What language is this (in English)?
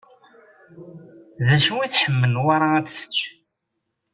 Kabyle